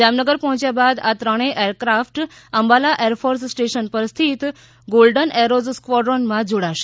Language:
Gujarati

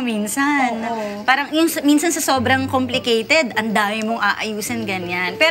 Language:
Filipino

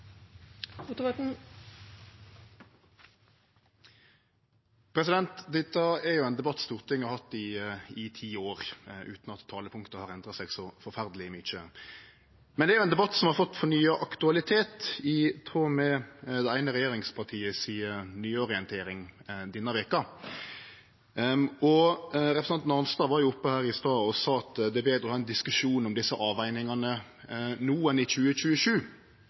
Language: Norwegian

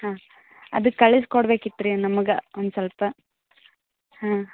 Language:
Kannada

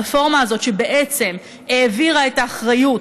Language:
Hebrew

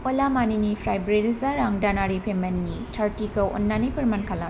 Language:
Bodo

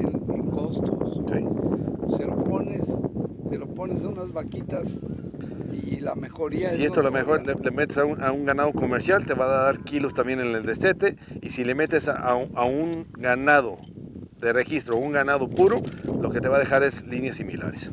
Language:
Spanish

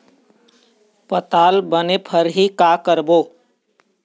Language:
Chhattisgarhi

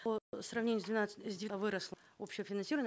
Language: Kazakh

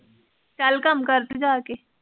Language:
Punjabi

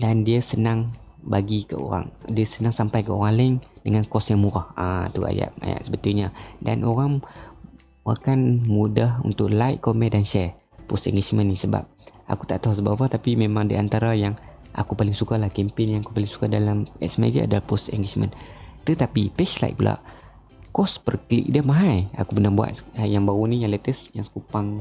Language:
Malay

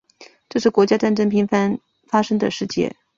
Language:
Chinese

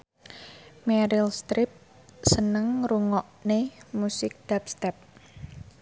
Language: Javanese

